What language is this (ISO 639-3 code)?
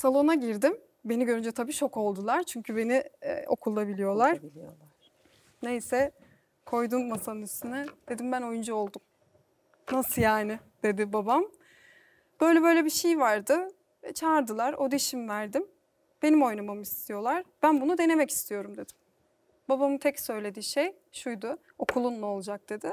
tur